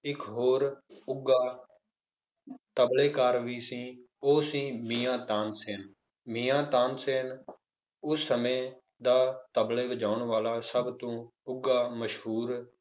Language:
Punjabi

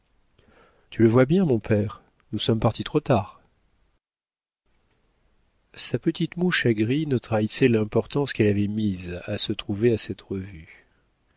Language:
French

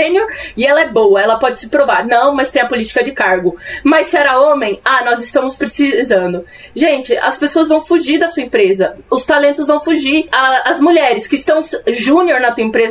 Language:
Portuguese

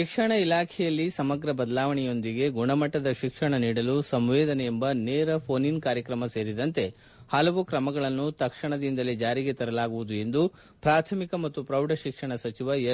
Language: Kannada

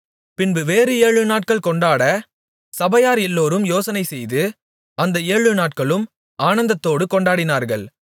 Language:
Tamil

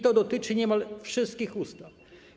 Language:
Polish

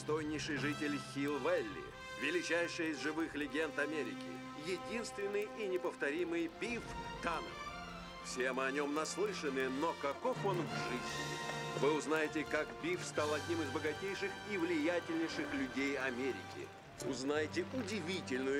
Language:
Russian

